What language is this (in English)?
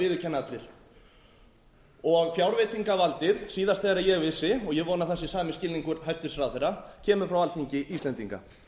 Icelandic